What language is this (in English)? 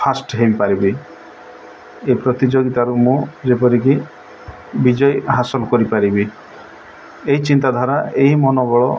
Odia